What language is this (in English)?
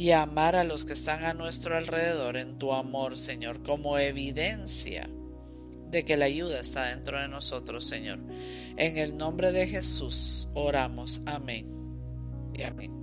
Spanish